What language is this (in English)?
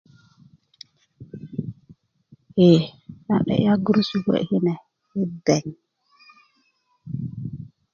Kuku